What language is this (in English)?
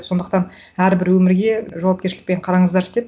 Kazakh